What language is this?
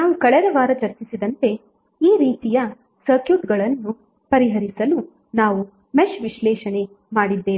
Kannada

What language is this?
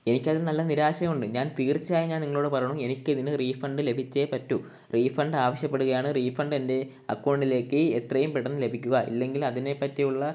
Malayalam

